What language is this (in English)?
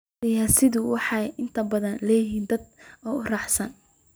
Somali